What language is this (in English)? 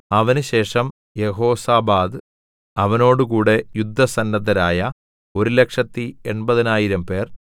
Malayalam